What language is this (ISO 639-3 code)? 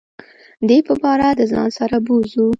pus